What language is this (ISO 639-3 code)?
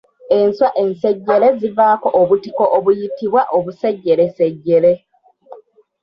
lug